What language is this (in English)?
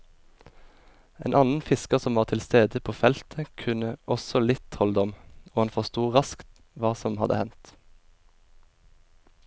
Norwegian